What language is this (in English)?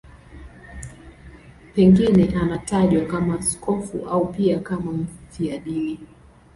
Swahili